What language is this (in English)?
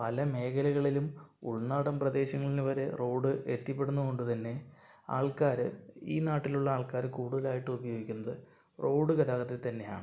Malayalam